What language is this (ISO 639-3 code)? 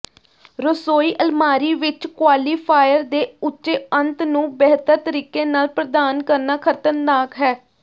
pan